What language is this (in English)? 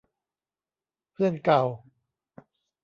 Thai